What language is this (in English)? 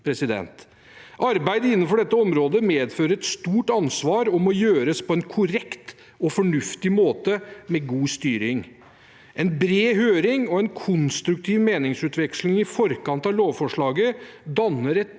Norwegian